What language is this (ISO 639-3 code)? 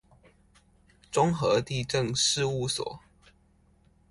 zho